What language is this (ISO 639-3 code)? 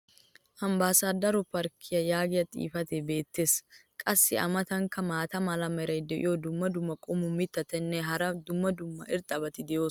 wal